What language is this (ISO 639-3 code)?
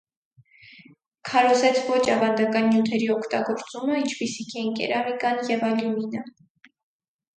hye